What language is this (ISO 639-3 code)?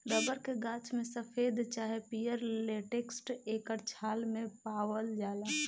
bho